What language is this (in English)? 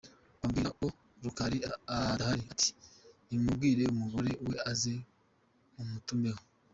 Kinyarwanda